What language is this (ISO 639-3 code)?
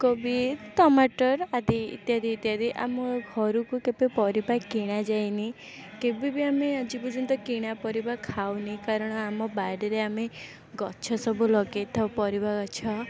ori